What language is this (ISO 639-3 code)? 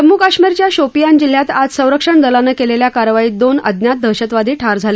mar